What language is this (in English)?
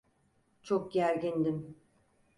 Turkish